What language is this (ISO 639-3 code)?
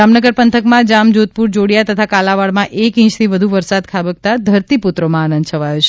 guj